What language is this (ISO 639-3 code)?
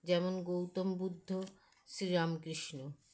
ben